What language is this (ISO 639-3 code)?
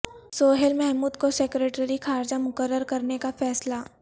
urd